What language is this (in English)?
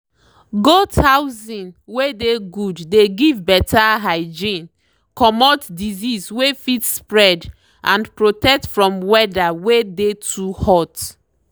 Nigerian Pidgin